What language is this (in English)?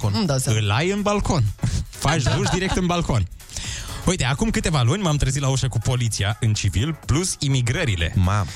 Romanian